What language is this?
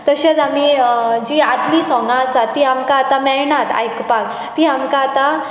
Konkani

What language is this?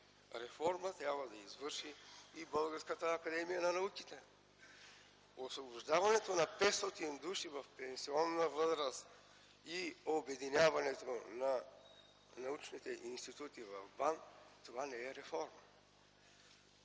Bulgarian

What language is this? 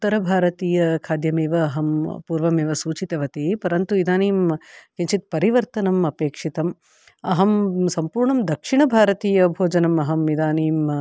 Sanskrit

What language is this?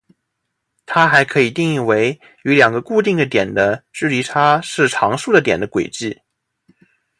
Chinese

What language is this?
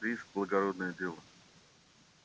Russian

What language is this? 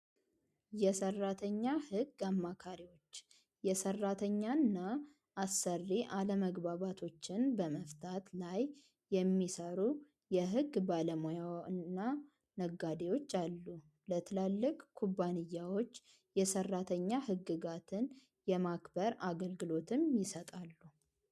Amharic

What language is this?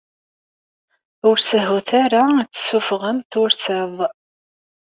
Kabyle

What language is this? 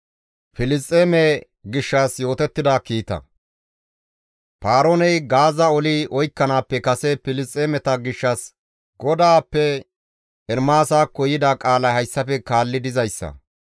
Gamo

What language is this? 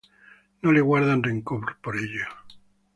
Spanish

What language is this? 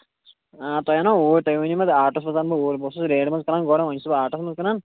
Kashmiri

